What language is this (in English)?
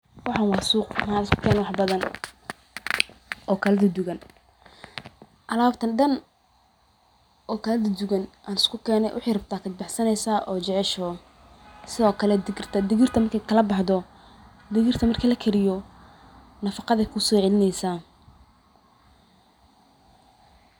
Somali